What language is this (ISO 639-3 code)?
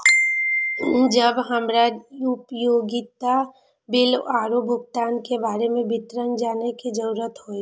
mai